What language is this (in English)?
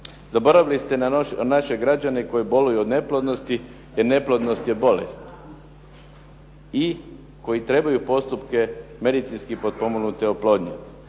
Croatian